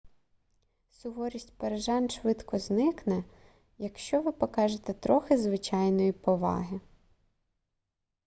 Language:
Ukrainian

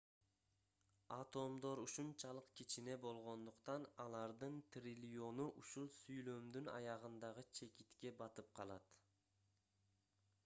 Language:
Kyrgyz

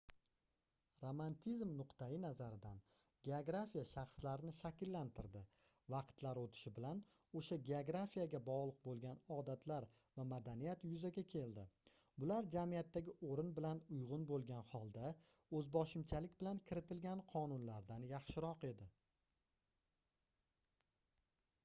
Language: Uzbek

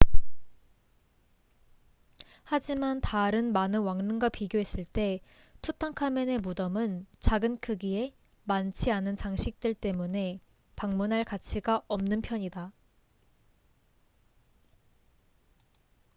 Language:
Korean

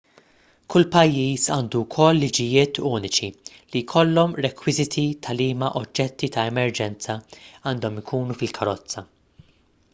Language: Maltese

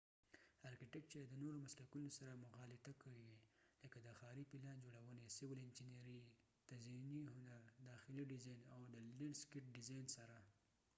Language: Pashto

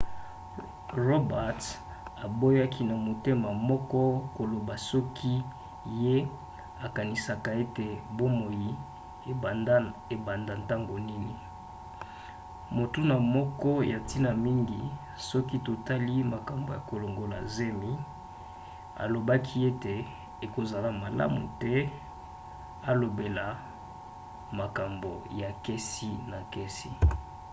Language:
Lingala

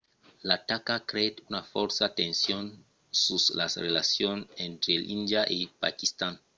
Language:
Occitan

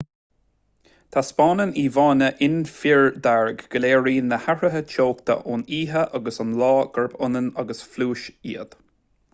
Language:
Irish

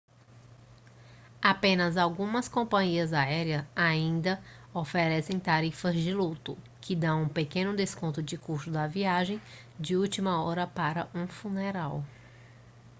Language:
Portuguese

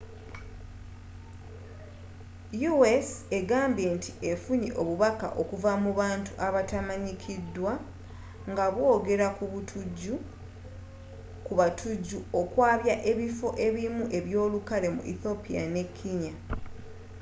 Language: Ganda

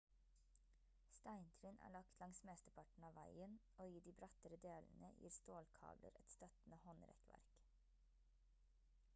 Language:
Norwegian Bokmål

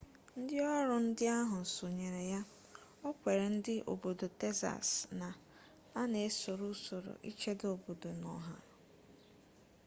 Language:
Igbo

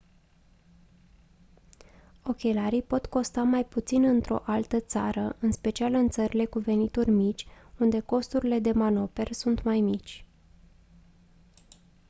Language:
Romanian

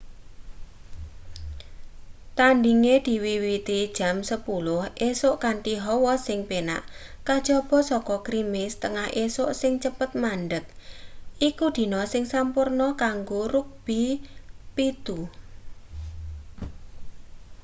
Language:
Javanese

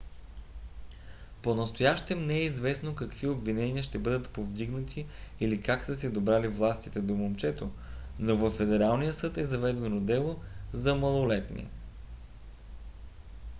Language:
Bulgarian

